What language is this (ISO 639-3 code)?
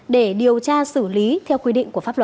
vie